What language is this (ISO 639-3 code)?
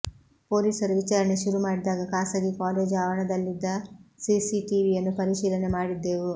kan